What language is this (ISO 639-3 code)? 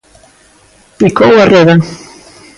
glg